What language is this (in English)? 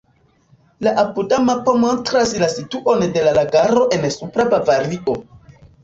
Esperanto